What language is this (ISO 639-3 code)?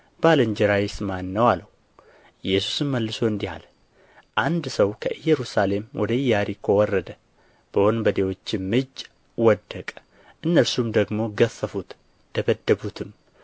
amh